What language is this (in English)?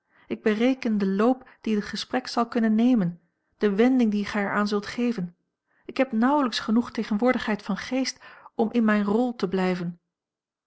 Dutch